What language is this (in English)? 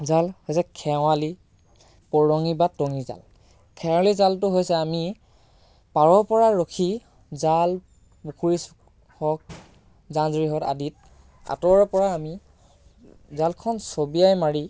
Assamese